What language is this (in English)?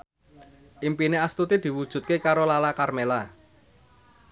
Javanese